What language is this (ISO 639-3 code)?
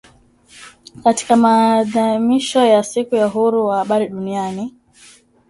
swa